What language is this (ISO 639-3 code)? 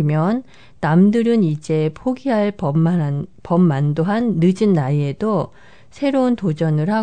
kor